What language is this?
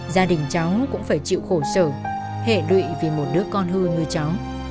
Vietnamese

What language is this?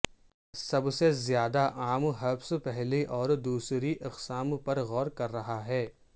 Urdu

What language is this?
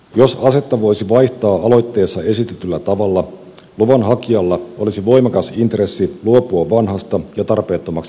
Finnish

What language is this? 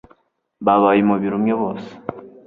Kinyarwanda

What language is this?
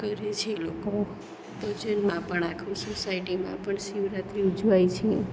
Gujarati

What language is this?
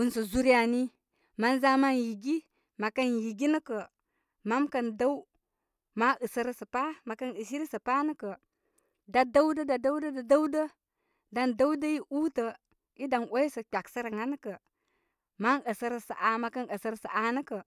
Koma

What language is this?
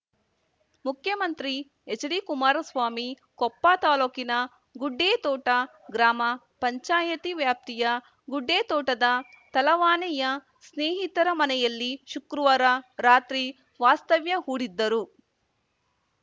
Kannada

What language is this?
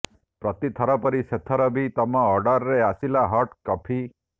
Odia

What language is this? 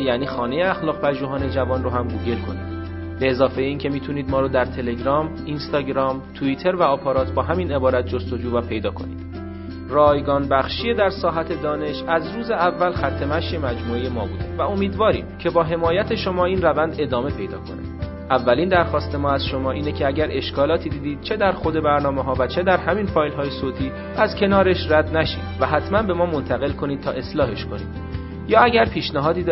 Persian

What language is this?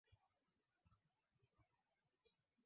Swahili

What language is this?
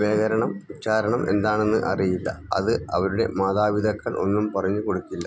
Malayalam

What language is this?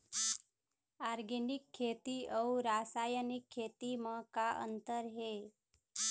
Chhattisgarhi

